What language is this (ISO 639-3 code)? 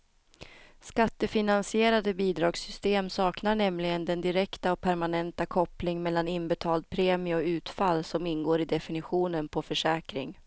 swe